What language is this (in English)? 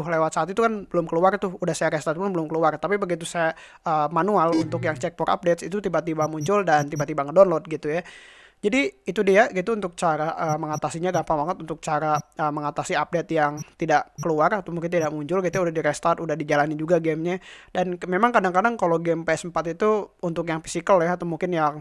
Indonesian